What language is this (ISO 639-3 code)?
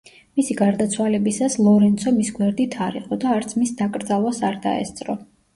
kat